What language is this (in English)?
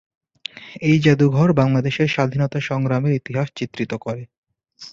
Bangla